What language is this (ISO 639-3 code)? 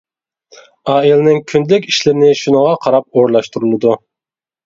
uig